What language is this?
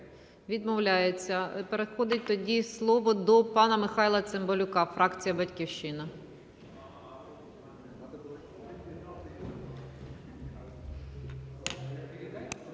Ukrainian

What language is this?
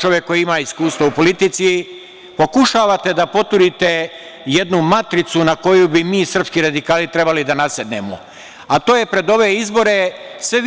Serbian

